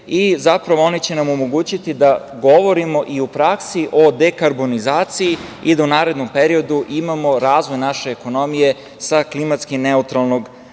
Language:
Serbian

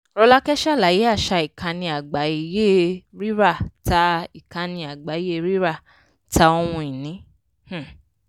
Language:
Yoruba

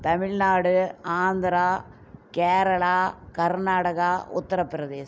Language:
Tamil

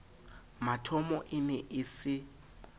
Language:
Southern Sotho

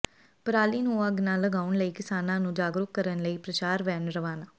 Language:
Punjabi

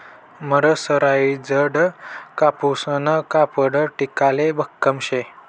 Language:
Marathi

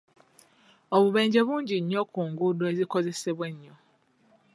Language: Ganda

